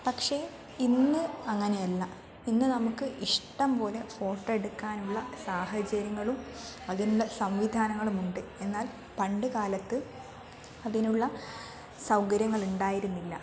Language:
Malayalam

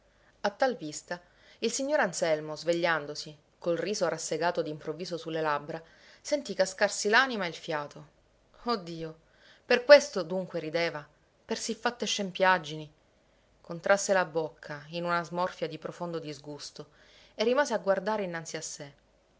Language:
Italian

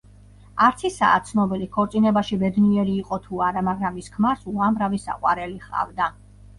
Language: Georgian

